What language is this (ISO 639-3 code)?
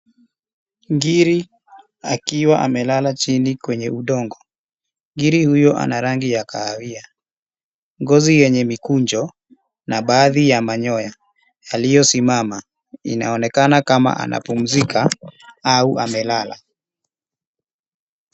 swa